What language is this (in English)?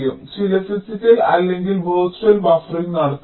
Malayalam